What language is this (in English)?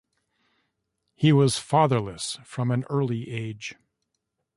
English